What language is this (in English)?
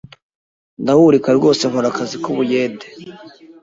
Kinyarwanda